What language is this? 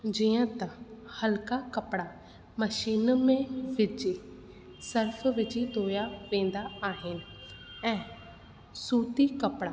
Sindhi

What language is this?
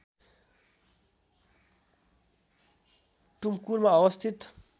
Nepali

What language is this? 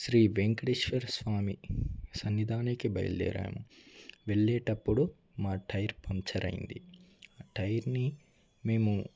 Telugu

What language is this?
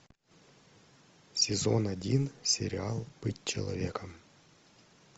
Russian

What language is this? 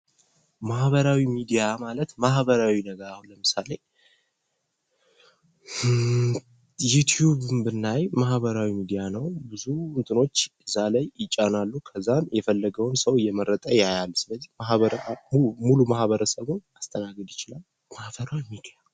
Amharic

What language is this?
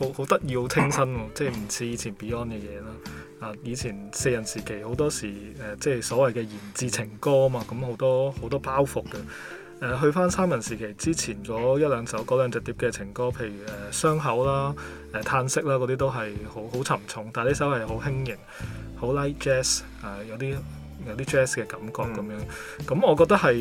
Chinese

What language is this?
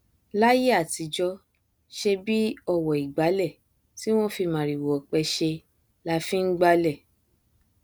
Yoruba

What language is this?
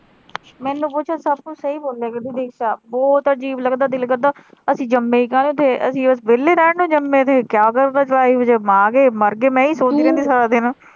Punjabi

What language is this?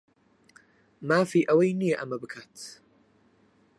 Central Kurdish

